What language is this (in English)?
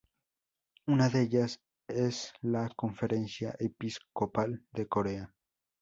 Spanish